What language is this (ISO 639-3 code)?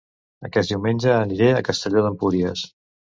cat